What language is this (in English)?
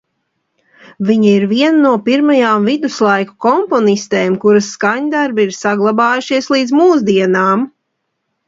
Latvian